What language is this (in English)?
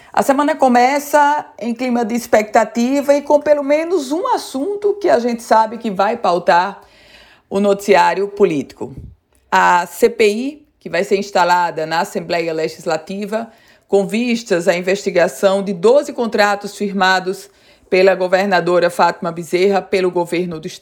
Portuguese